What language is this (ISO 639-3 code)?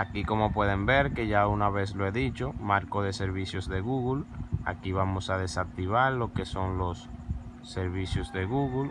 spa